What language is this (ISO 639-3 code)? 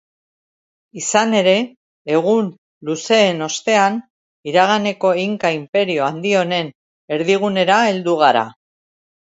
eus